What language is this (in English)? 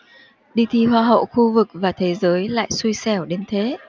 Vietnamese